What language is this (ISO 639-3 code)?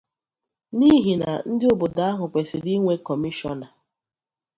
ibo